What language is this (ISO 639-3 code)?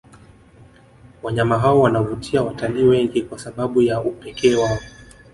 swa